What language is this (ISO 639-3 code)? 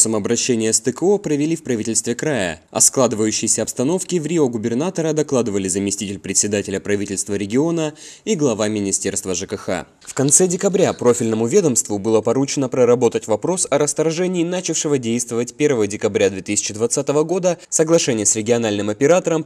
rus